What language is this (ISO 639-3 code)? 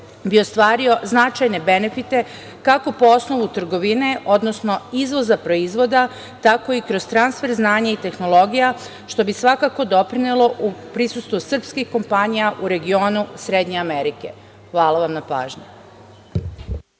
srp